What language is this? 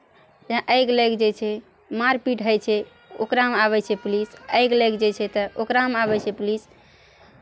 Maithili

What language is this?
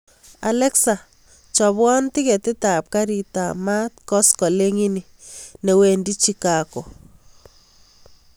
Kalenjin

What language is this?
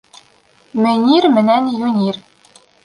Bashkir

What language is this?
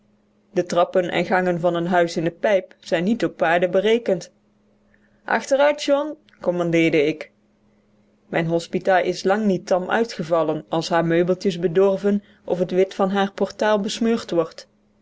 Dutch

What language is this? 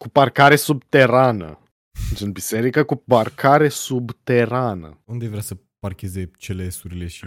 Romanian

